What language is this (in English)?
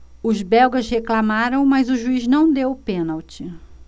Portuguese